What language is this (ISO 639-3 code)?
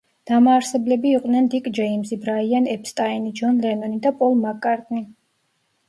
kat